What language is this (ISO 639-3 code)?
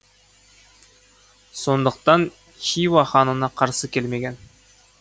kaz